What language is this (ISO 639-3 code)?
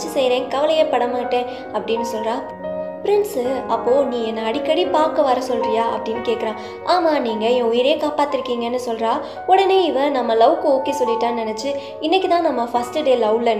ron